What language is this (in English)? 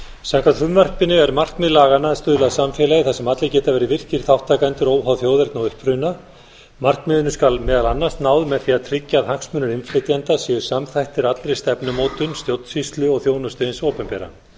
Icelandic